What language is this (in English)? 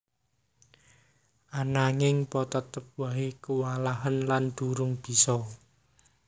Javanese